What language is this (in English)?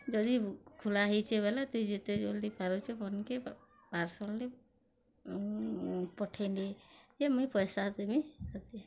Odia